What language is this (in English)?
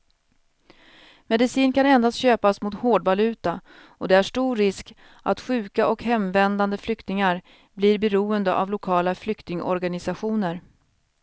Swedish